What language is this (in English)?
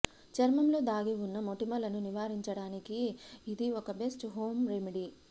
Telugu